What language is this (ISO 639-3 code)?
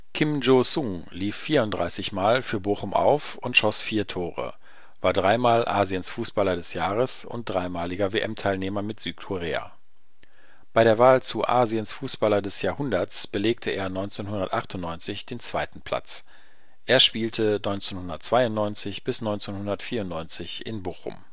deu